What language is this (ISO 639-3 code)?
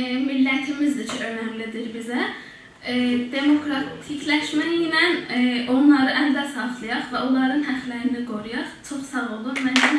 tur